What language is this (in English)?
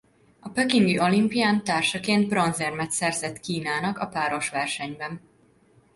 Hungarian